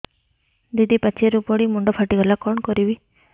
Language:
Odia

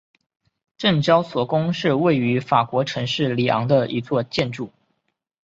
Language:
Chinese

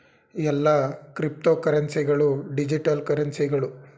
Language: Kannada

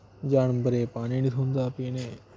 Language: Dogri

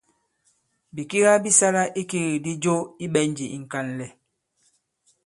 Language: Bankon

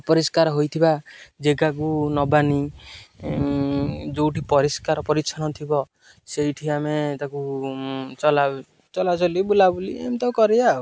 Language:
Odia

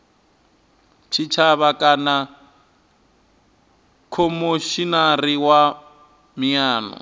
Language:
Venda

